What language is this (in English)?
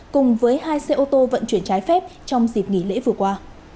Vietnamese